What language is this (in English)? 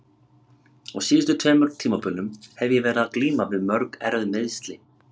Icelandic